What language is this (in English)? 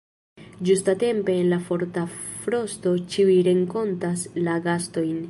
Esperanto